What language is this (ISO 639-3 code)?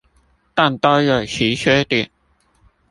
zho